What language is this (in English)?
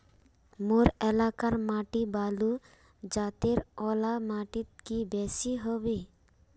Magahi